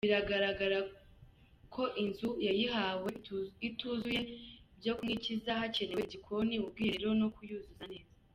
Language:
Kinyarwanda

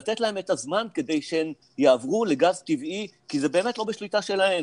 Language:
Hebrew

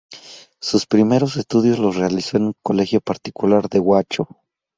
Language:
Spanish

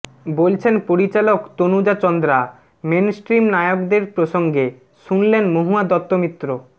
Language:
Bangla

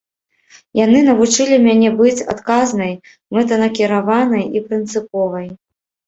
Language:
Belarusian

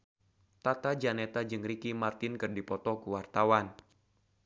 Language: Sundanese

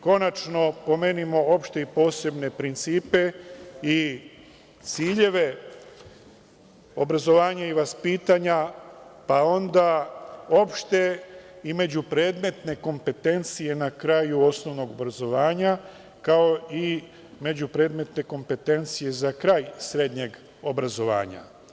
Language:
Serbian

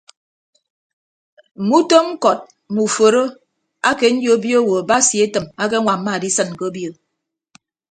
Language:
Ibibio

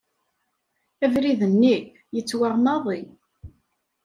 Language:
Kabyle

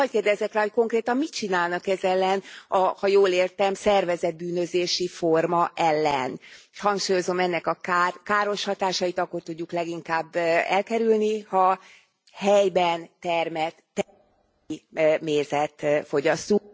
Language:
Hungarian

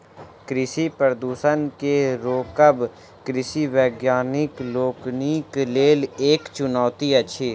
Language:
Maithili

